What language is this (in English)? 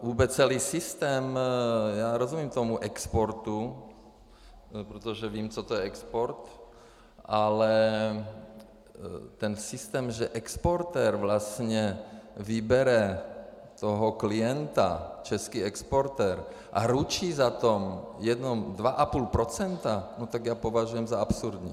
Czech